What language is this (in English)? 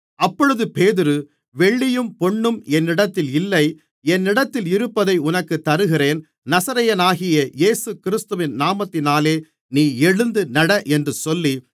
Tamil